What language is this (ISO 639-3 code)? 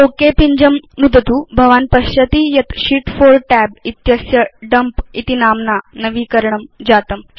san